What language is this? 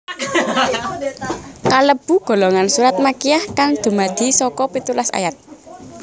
Javanese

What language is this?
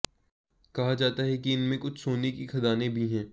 Hindi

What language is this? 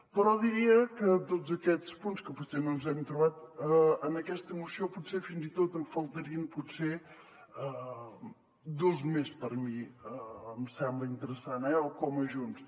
Catalan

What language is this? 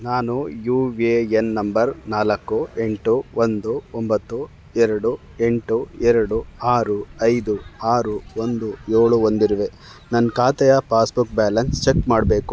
Kannada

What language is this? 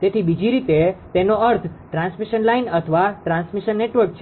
Gujarati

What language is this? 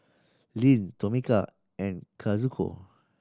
English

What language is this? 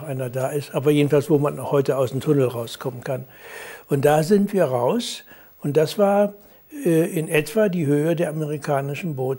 German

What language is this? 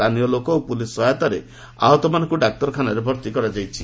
Odia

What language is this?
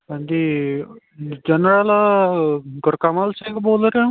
Punjabi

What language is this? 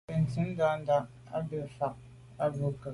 Medumba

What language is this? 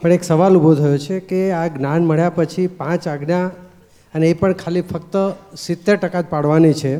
Gujarati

